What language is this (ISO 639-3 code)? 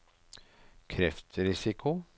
nor